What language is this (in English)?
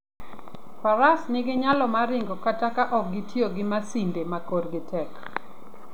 Luo (Kenya and Tanzania)